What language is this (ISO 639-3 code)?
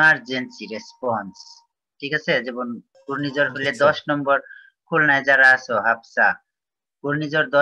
ind